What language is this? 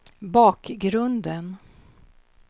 Swedish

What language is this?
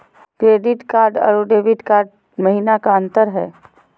Magahi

